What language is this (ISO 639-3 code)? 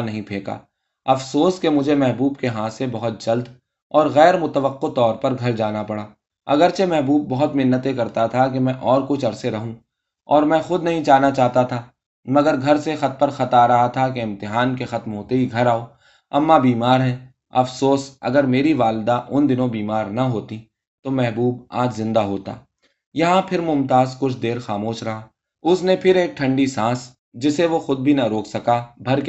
urd